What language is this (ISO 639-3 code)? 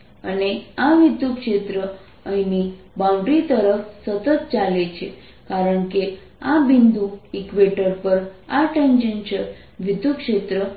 guj